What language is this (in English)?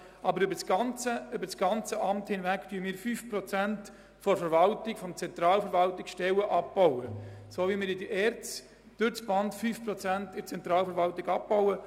Swiss German